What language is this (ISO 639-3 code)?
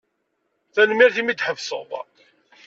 kab